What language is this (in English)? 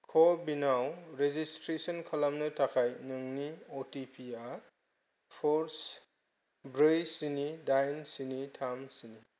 Bodo